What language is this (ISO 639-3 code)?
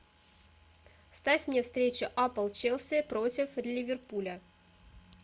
rus